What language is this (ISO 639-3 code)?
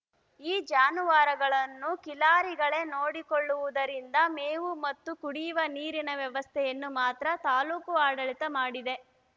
kan